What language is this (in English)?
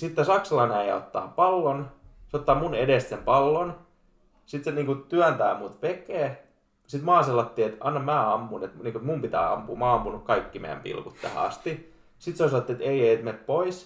Finnish